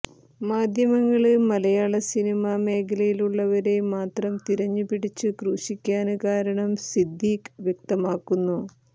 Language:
Malayalam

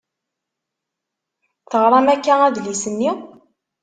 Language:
Kabyle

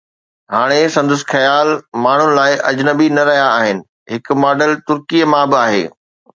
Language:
Sindhi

